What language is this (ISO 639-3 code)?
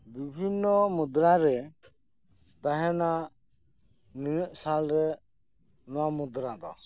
sat